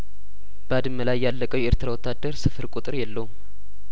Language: Amharic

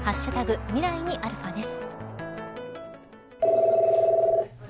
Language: Japanese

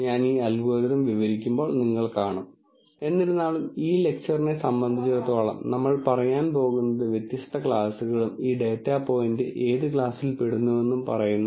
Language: Malayalam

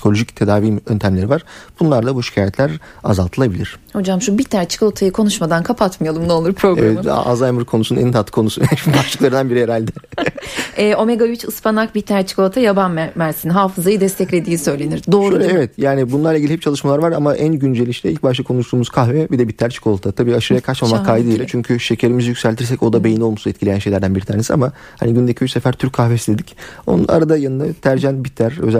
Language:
Turkish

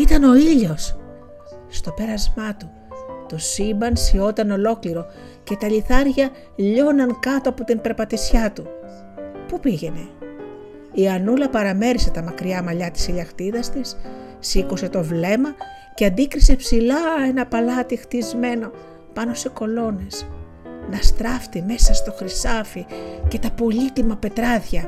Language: Greek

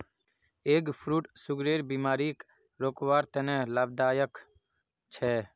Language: Magahi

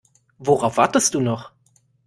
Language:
German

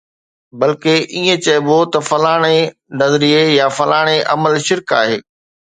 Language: Sindhi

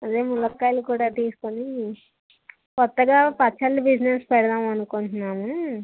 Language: Telugu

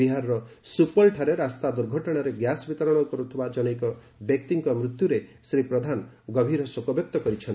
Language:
Odia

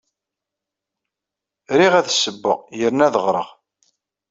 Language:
Kabyle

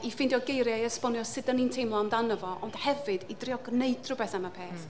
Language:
Welsh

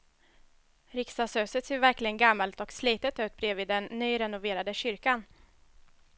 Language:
Swedish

